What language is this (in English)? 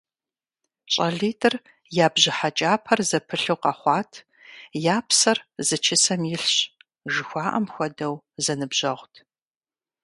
Kabardian